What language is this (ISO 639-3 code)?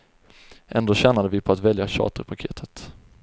swe